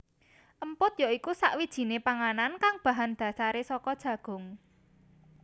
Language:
Javanese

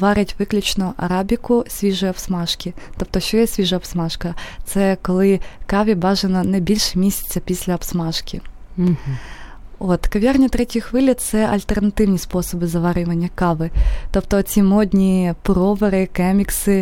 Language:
Ukrainian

